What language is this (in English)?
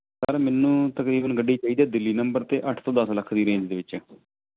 Punjabi